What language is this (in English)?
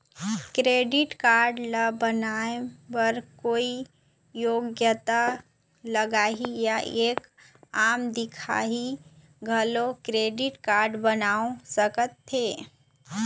Chhattisgarhi